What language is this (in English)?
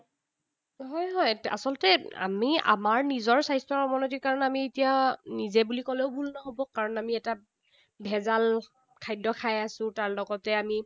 Assamese